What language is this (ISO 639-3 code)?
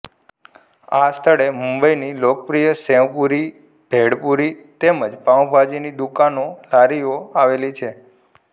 guj